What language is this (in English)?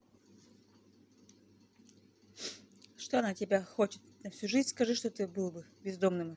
Russian